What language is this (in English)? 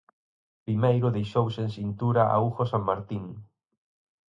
Galician